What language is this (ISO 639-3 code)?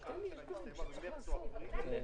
heb